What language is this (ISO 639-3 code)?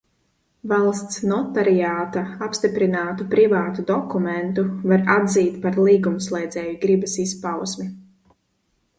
lav